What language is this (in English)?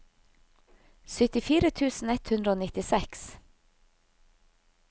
Norwegian